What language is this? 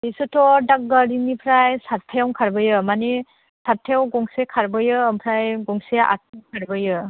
Bodo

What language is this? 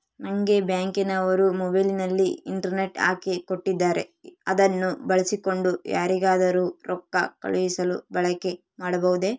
Kannada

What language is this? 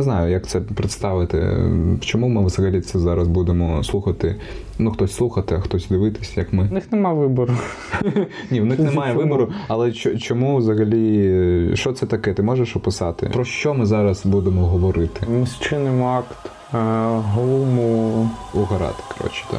Ukrainian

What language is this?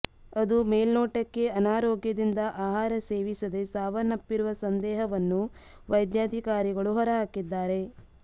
Kannada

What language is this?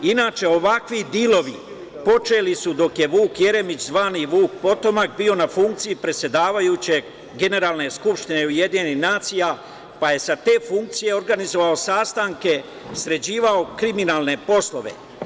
Serbian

